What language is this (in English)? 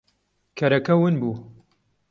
Central Kurdish